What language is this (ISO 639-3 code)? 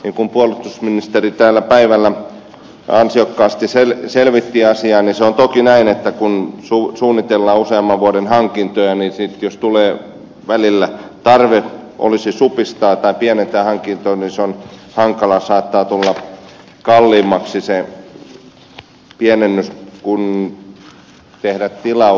fin